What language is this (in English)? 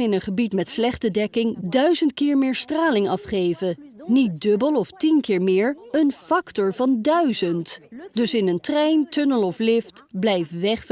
Dutch